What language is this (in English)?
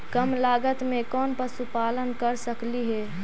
Magahi